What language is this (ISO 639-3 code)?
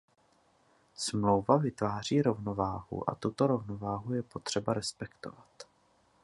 ces